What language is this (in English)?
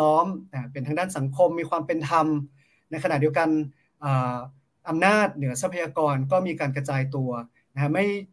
Thai